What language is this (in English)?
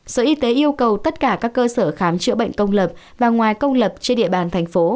Vietnamese